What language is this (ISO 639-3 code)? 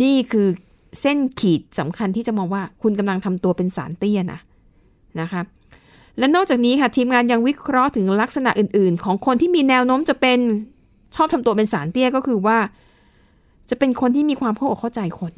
tha